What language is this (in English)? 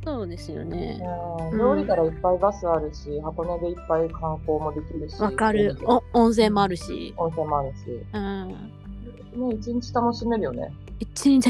Japanese